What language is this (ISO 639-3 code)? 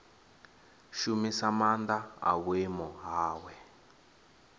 ven